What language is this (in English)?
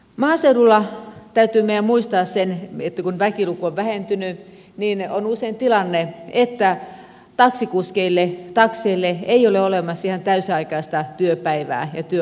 Finnish